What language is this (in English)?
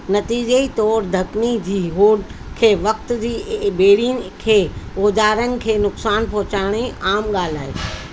Sindhi